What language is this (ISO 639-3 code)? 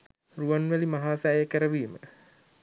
sin